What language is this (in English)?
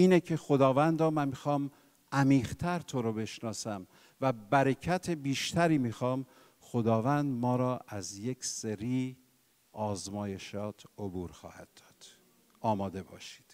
Persian